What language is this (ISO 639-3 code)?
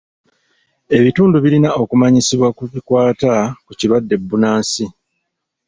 lug